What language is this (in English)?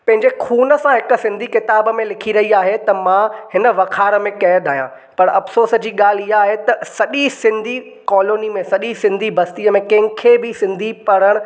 Sindhi